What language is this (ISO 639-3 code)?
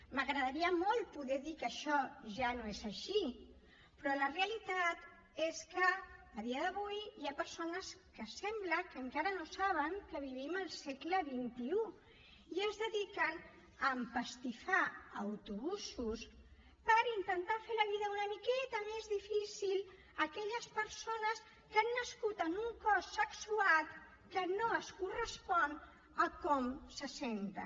cat